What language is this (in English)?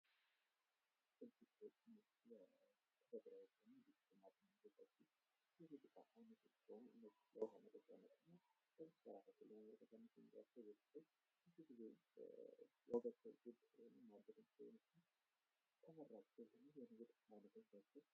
Amharic